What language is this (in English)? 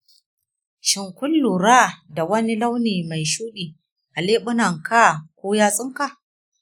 Hausa